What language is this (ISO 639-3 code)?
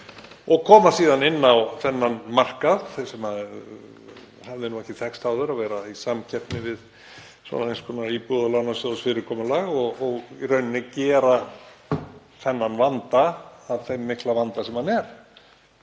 isl